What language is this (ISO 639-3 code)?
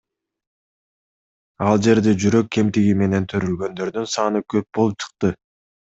kir